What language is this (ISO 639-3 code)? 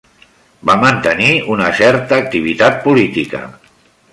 cat